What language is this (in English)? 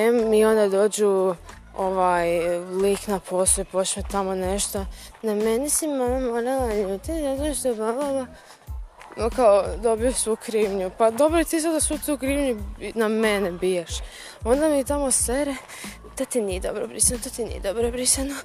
Croatian